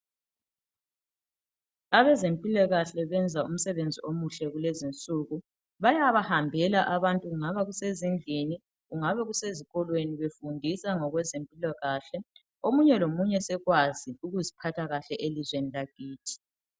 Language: North Ndebele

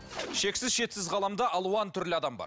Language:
Kazakh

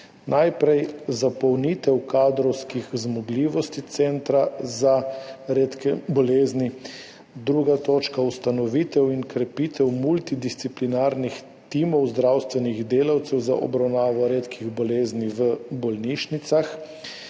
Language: Slovenian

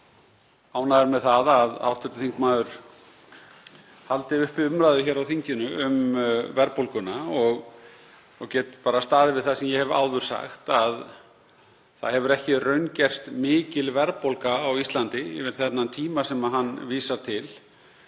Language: Icelandic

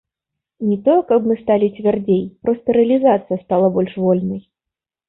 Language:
Belarusian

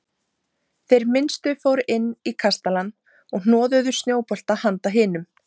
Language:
Icelandic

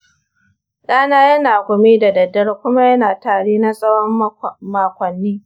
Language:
Hausa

